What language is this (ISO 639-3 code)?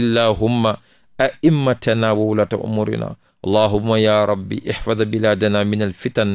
ind